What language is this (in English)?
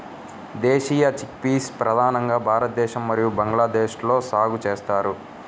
Telugu